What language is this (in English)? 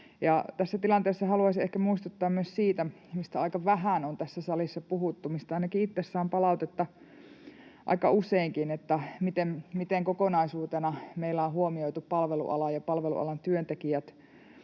Finnish